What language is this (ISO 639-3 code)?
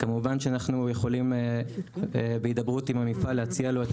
heb